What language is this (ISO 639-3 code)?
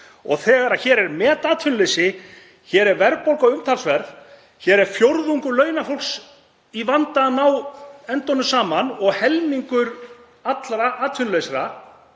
isl